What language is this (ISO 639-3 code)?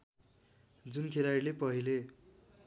nep